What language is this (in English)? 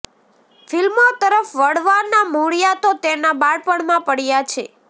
Gujarati